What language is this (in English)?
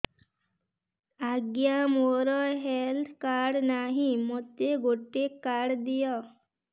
Odia